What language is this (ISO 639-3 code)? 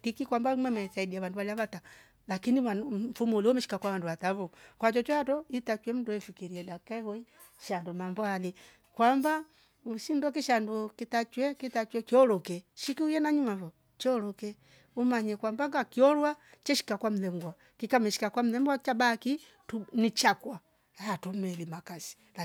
rof